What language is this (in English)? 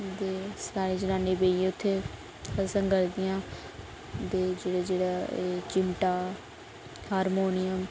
Dogri